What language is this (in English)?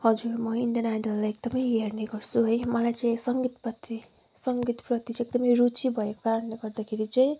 Nepali